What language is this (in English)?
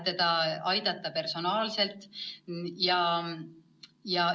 Estonian